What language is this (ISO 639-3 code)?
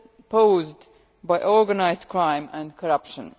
eng